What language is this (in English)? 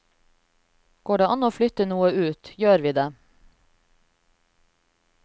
Norwegian